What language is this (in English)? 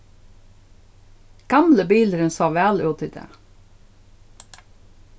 Faroese